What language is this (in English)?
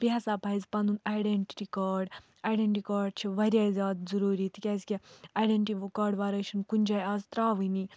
Kashmiri